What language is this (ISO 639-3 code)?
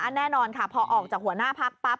tha